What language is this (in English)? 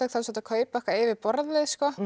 Icelandic